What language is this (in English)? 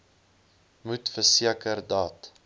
Afrikaans